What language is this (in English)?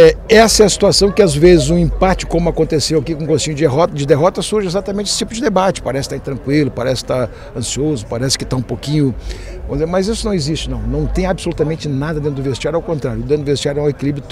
Portuguese